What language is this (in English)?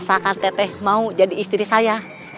Indonesian